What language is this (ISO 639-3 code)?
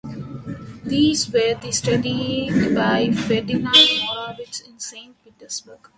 eng